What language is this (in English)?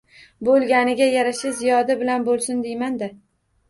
Uzbek